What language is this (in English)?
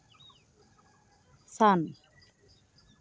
Santali